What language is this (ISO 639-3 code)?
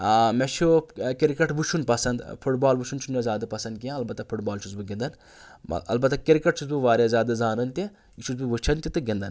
kas